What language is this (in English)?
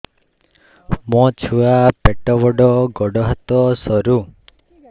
Odia